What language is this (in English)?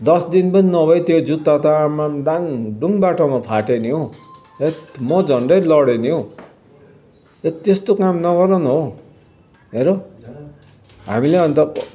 Nepali